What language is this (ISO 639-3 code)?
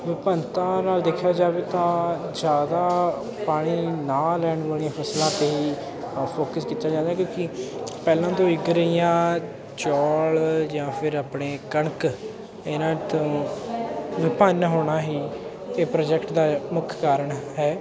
pan